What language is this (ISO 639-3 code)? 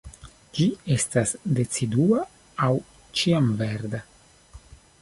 epo